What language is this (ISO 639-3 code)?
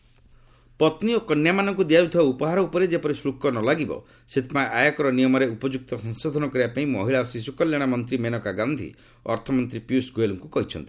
ori